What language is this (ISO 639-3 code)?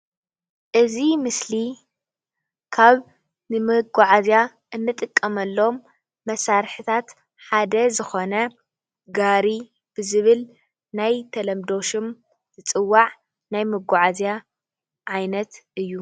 tir